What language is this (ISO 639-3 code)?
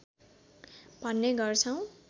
nep